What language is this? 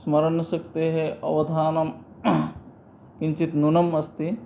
Sanskrit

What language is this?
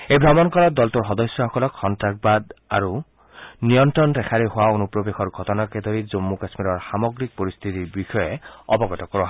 Assamese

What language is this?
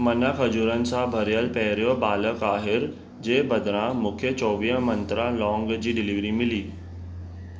Sindhi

